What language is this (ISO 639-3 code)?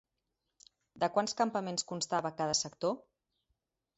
cat